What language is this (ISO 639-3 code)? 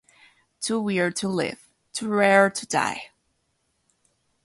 spa